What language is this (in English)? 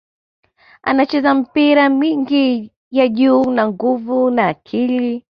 Swahili